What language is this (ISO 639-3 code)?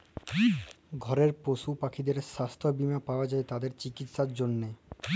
ben